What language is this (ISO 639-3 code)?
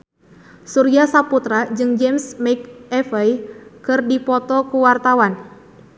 sun